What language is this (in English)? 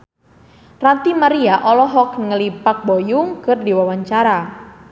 Sundanese